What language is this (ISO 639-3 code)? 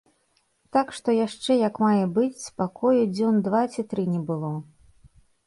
bel